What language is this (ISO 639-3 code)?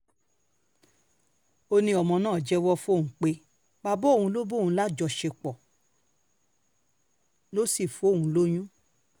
yor